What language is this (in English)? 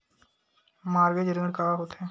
Chhattisgarhi